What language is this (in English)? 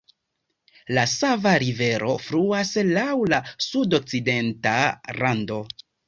Esperanto